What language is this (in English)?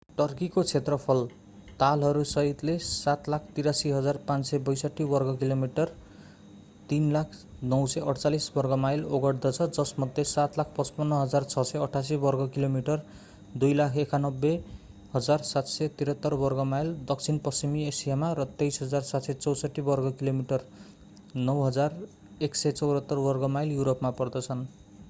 Nepali